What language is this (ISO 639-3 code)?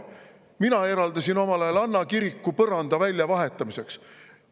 est